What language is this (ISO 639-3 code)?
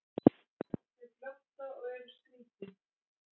isl